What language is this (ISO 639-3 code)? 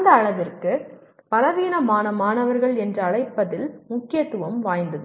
tam